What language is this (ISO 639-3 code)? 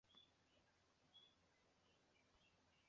zho